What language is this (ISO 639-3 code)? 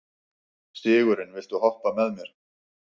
isl